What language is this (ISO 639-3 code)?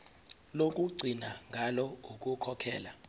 zul